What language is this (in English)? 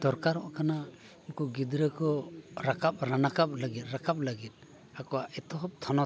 Santali